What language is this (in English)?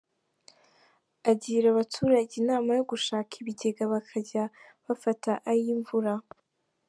Kinyarwanda